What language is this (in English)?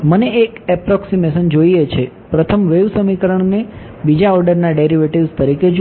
Gujarati